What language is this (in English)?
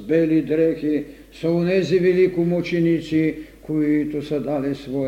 Bulgarian